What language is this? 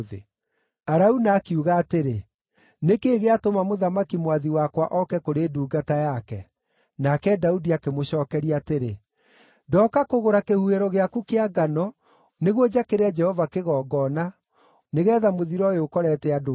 Kikuyu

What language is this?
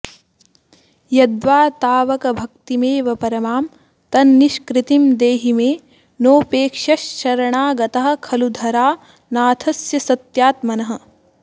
Sanskrit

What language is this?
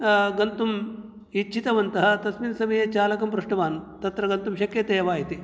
Sanskrit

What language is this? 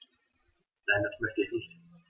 German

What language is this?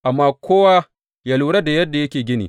Hausa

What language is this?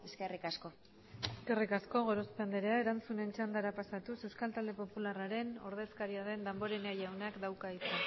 Basque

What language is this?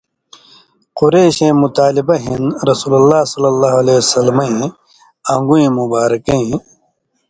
Indus Kohistani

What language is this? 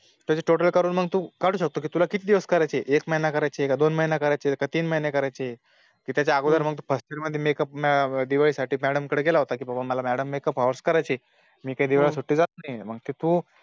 Marathi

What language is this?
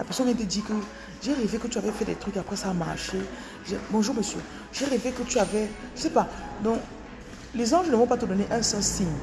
French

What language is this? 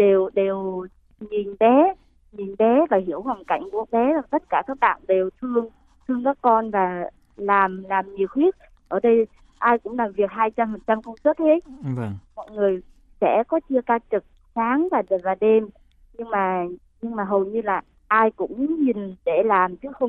Vietnamese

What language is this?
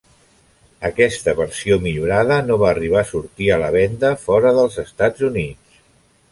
Catalan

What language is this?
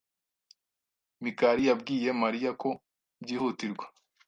Kinyarwanda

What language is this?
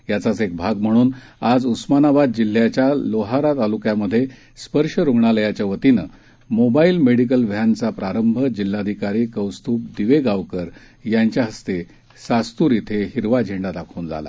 Marathi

